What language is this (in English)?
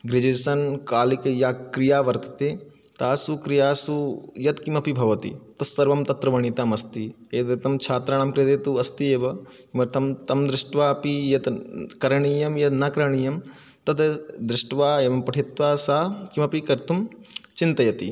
Sanskrit